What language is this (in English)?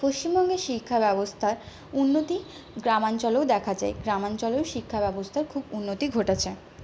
Bangla